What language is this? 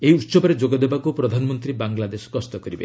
Odia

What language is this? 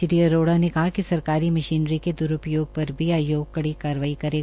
Hindi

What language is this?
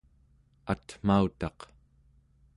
Central Yupik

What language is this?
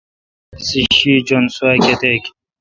Kalkoti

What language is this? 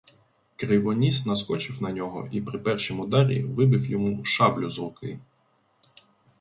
Ukrainian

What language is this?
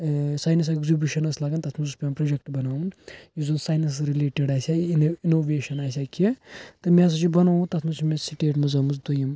Kashmiri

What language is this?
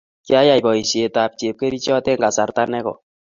Kalenjin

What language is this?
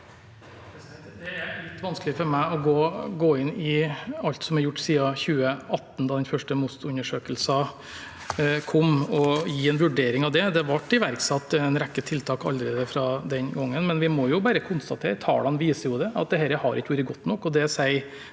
Norwegian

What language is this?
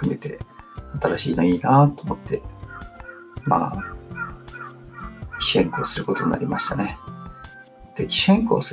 Japanese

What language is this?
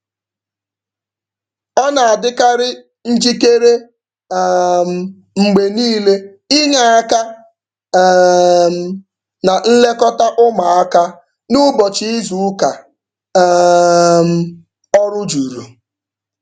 Igbo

